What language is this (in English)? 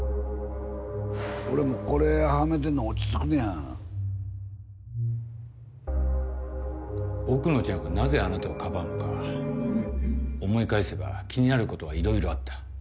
Japanese